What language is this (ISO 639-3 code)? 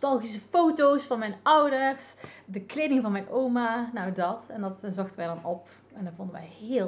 nld